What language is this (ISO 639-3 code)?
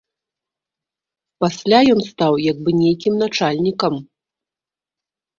bel